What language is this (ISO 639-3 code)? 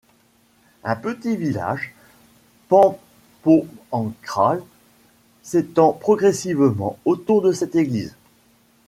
fra